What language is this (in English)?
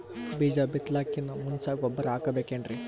Kannada